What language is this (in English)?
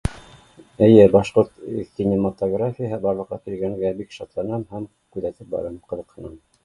Bashkir